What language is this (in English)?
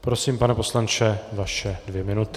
Czech